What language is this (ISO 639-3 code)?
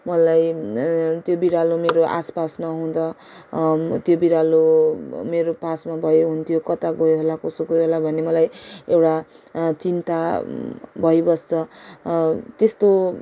nep